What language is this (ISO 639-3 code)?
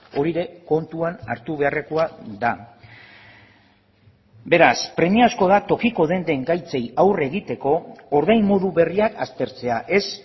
eus